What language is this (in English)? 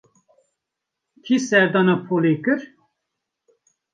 Kurdish